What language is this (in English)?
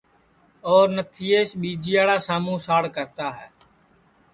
Sansi